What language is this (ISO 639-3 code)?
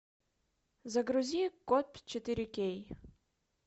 rus